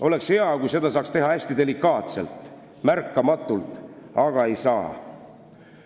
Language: Estonian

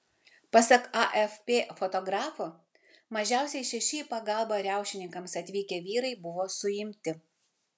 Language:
Lithuanian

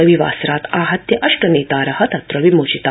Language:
Sanskrit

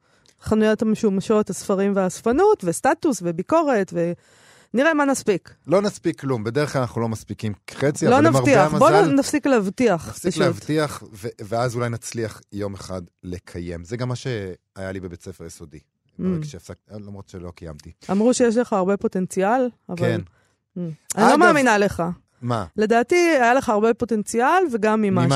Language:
Hebrew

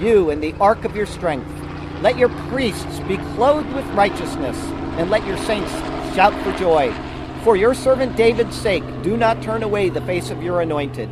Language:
English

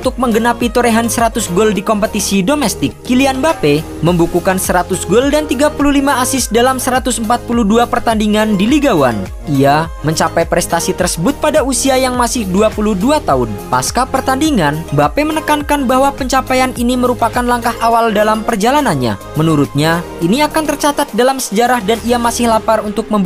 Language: Indonesian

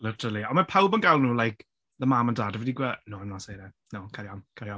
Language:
Welsh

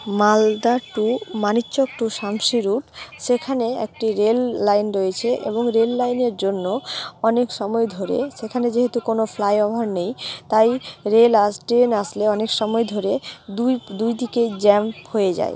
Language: Bangla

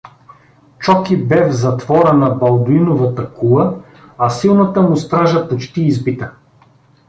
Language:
Bulgarian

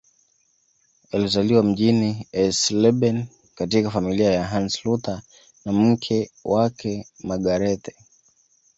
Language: Swahili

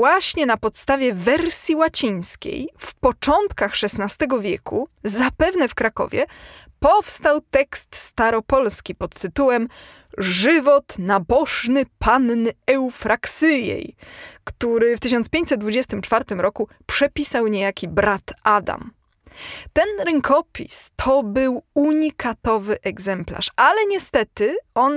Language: Polish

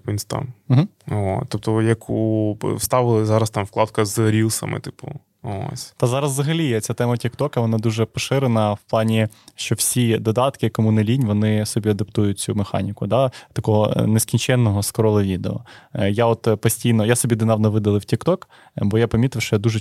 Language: Ukrainian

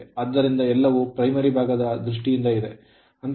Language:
Kannada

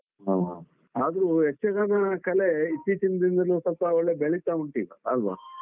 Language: Kannada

